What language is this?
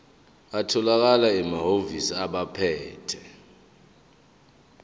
Zulu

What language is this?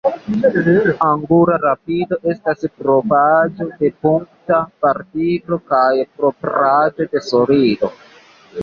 Esperanto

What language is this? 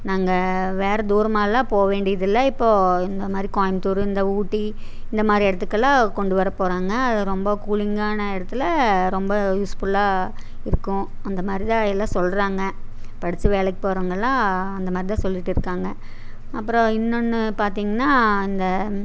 Tamil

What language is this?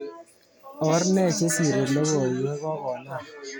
Kalenjin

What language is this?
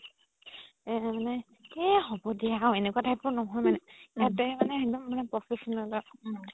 Assamese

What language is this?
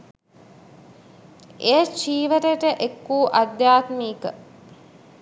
Sinhala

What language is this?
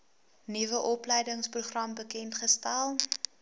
Afrikaans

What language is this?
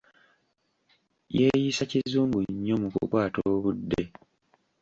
Ganda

